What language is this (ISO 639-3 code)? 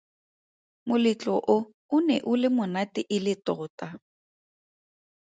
tsn